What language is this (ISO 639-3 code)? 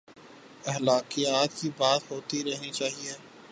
urd